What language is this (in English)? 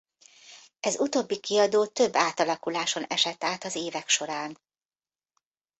Hungarian